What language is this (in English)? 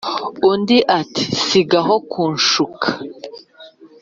Kinyarwanda